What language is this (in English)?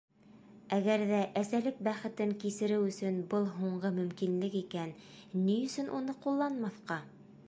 Bashkir